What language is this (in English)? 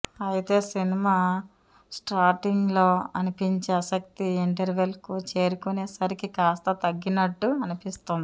Telugu